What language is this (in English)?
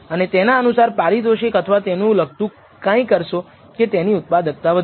Gujarati